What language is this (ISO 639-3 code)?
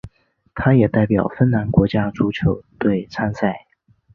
zho